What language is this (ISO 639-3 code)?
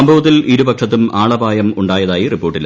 mal